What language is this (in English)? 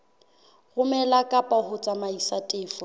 Southern Sotho